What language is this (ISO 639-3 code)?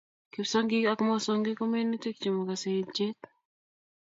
kln